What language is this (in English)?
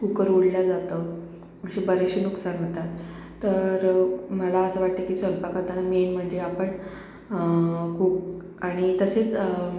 Marathi